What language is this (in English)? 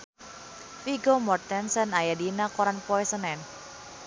Sundanese